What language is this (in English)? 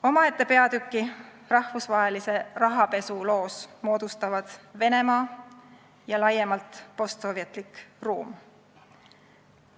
Estonian